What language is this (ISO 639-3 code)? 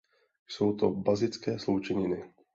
ces